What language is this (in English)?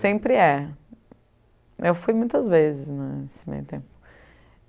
Portuguese